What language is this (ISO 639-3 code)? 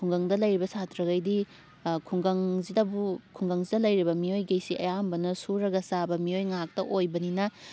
mni